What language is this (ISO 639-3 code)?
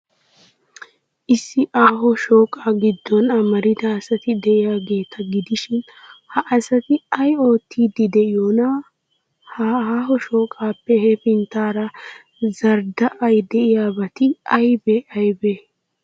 wal